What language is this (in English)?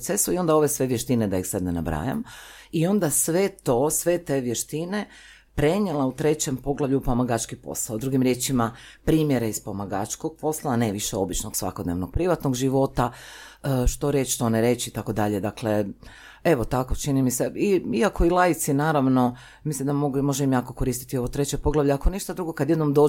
Croatian